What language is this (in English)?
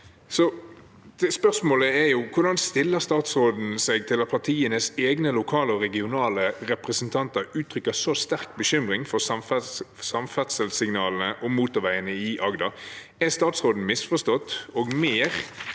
Norwegian